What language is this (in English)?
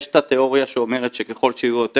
Hebrew